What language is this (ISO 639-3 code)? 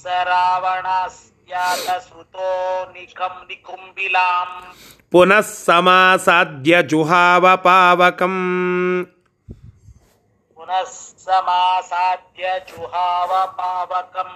kan